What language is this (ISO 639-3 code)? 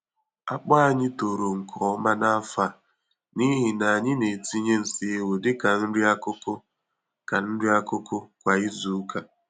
ibo